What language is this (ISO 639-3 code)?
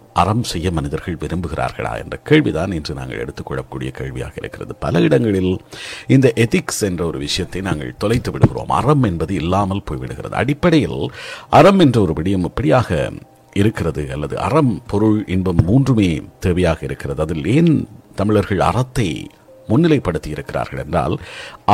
tam